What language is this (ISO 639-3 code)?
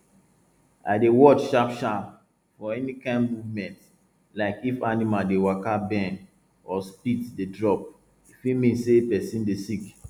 pcm